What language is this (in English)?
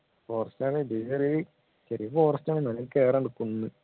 Malayalam